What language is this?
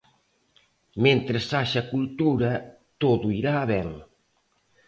Galician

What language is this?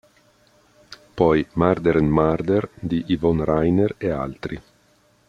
Italian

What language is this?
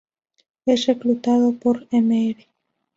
Spanish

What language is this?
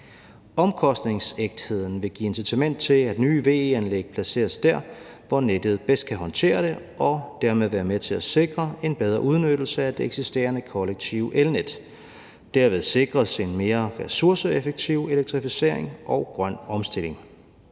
Danish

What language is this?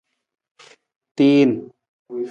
Nawdm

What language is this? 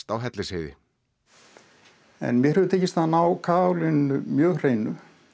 Icelandic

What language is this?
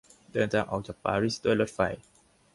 Thai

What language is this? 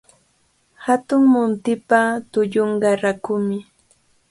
Cajatambo North Lima Quechua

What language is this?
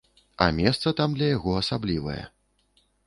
Belarusian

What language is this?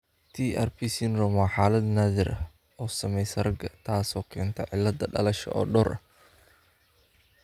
Somali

